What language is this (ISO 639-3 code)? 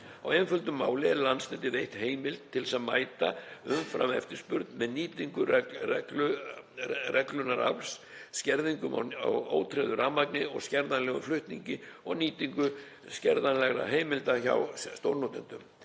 isl